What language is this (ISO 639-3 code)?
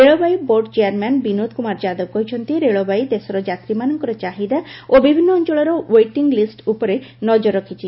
ori